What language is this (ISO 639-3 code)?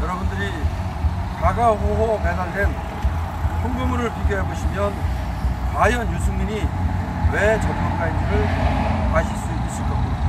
kor